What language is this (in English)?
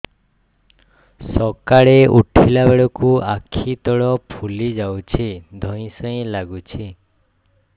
Odia